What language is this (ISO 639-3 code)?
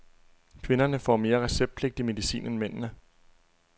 dan